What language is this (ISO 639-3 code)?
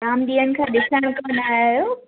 snd